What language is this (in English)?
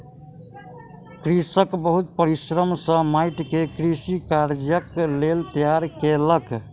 Maithili